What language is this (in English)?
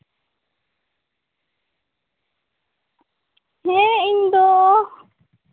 Santali